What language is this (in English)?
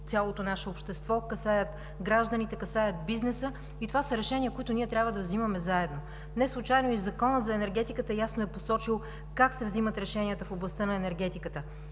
Bulgarian